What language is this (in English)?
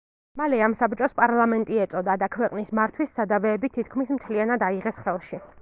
Georgian